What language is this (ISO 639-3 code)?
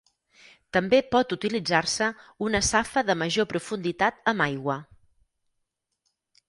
cat